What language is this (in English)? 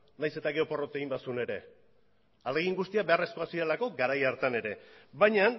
Basque